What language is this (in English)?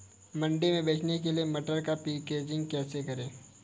Hindi